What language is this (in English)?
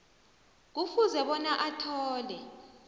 South Ndebele